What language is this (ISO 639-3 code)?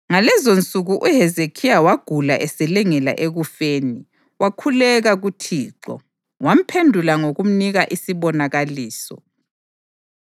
nde